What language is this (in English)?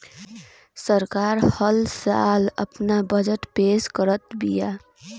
Bhojpuri